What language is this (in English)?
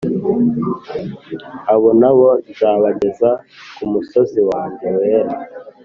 Kinyarwanda